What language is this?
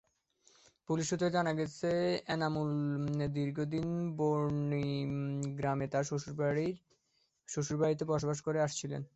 Bangla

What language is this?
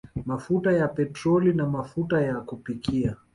Swahili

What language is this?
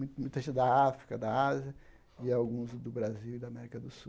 Portuguese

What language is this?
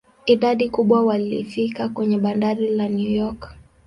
Swahili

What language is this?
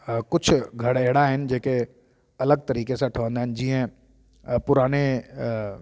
Sindhi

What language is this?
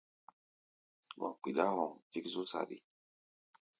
Gbaya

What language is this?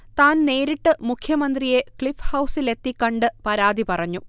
Malayalam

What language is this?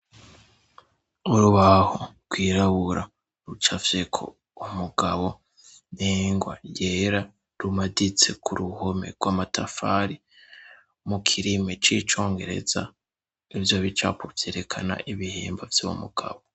Rundi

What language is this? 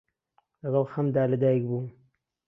Central Kurdish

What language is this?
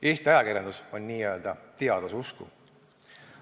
Estonian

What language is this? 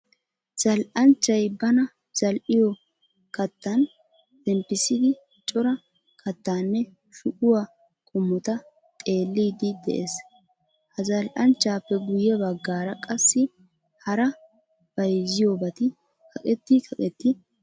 Wolaytta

